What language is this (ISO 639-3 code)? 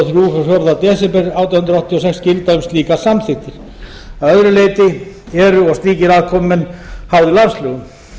isl